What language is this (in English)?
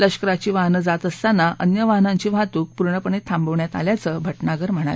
Marathi